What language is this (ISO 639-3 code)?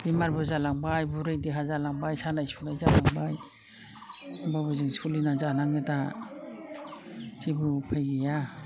brx